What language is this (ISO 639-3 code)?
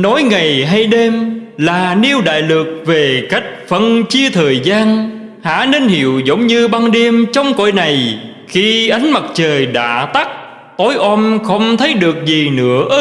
vie